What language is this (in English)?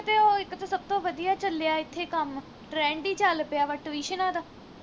Punjabi